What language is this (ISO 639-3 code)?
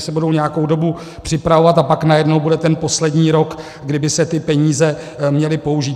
ces